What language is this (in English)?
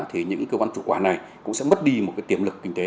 Vietnamese